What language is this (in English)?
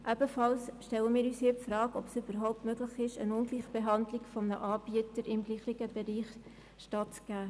Swiss German